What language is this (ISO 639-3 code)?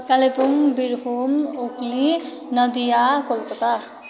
nep